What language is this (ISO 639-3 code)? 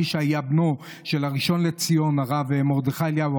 heb